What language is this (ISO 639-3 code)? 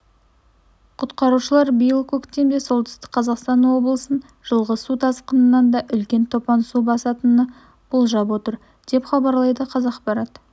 kaz